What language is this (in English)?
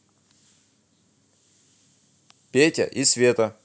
Russian